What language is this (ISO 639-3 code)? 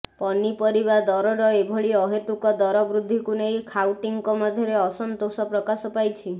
ori